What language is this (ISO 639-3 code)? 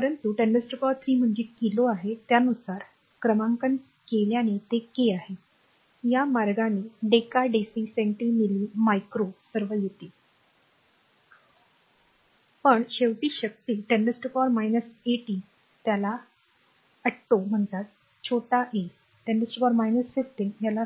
mar